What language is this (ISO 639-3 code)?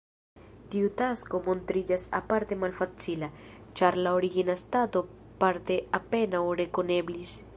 epo